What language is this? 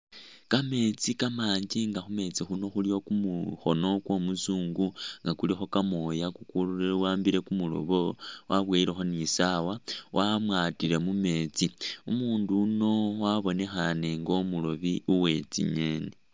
Masaaba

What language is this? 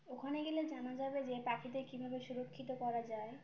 Bangla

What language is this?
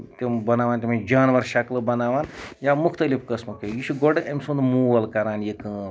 Kashmiri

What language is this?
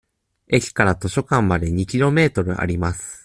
Japanese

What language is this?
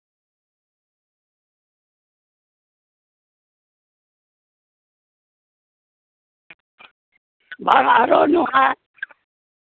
Santali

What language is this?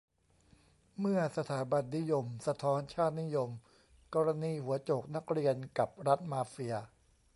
Thai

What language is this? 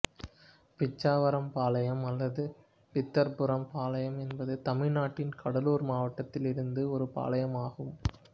Tamil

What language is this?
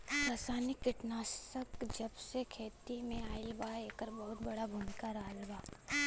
Bhojpuri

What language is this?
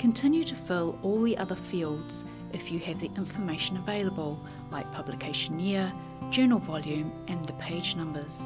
English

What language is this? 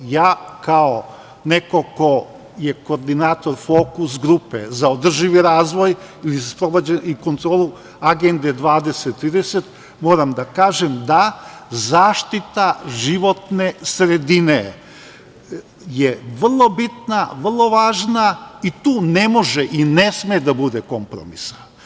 Serbian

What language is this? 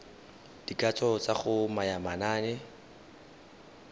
Tswana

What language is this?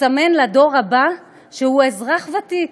Hebrew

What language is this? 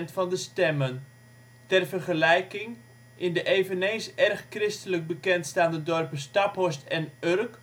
Dutch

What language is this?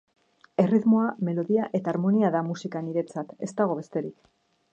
Basque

